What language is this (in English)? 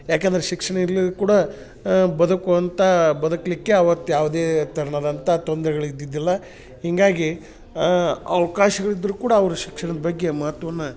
Kannada